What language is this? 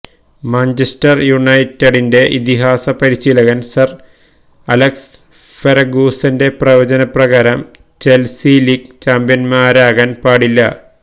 Malayalam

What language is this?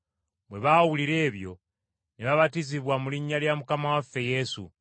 Ganda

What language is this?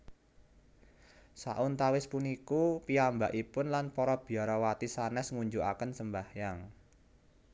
Javanese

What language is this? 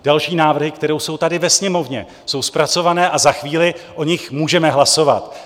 Czech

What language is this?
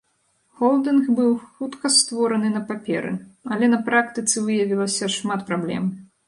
Belarusian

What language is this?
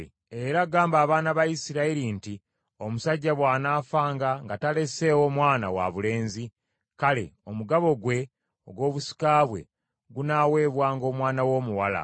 Ganda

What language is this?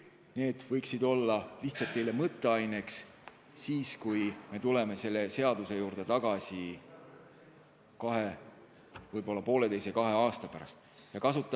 Estonian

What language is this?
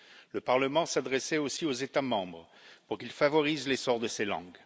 French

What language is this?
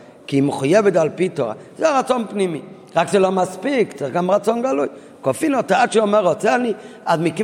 Hebrew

